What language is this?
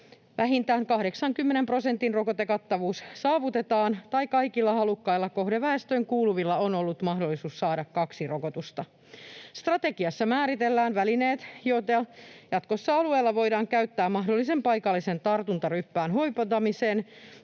Finnish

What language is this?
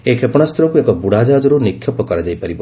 Odia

